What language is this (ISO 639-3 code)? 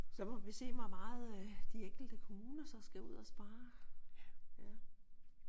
dan